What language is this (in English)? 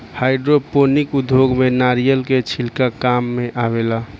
Bhojpuri